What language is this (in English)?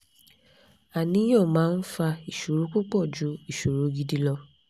Yoruba